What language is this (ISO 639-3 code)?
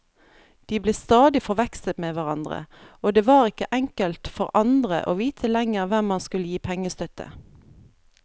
nor